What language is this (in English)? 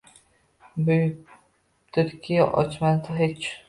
Uzbek